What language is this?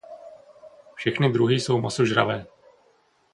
Czech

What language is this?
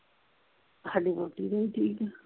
Punjabi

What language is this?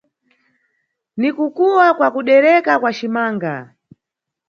Nyungwe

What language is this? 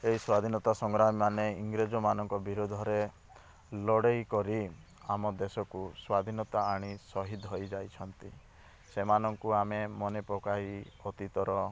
Odia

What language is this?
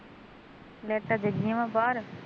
Punjabi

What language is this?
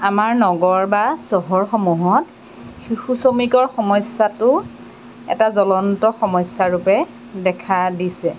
Assamese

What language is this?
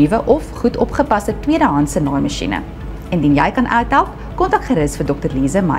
Dutch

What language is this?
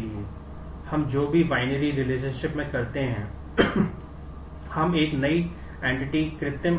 Hindi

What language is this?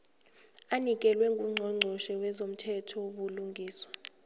South Ndebele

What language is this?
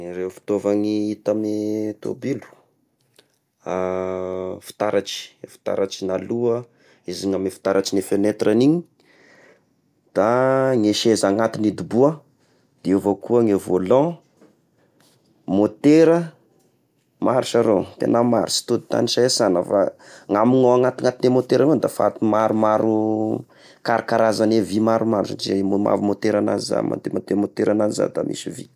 Tesaka Malagasy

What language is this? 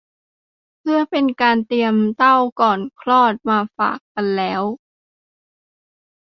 Thai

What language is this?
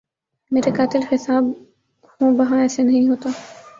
Urdu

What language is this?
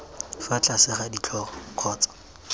Tswana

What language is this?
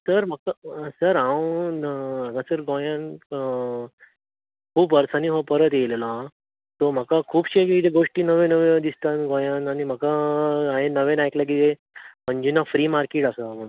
Konkani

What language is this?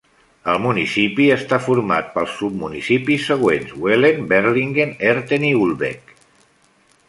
Catalan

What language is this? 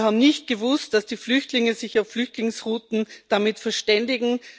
German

